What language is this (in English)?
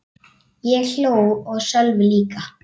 Icelandic